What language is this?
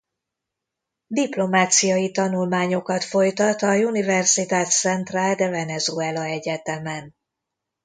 Hungarian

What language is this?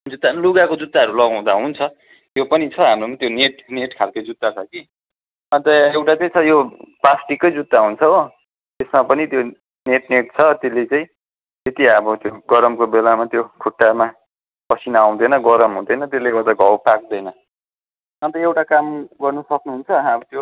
Nepali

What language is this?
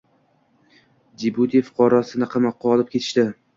Uzbek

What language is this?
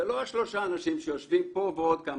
Hebrew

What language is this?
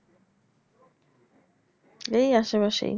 Bangla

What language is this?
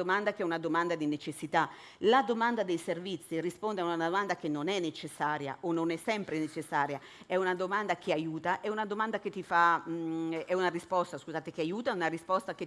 Italian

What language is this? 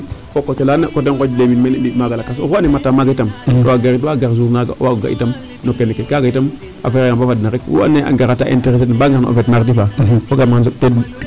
Serer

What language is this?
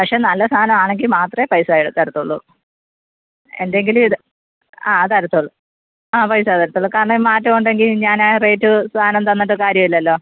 Malayalam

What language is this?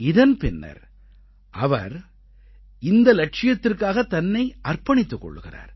Tamil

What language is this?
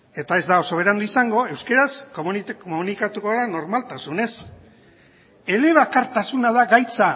Basque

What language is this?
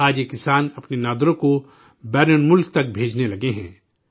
Urdu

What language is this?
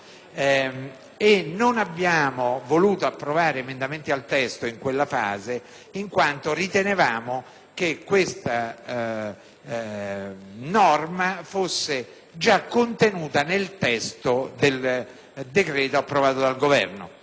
Italian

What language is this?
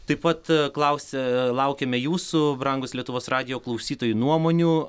Lithuanian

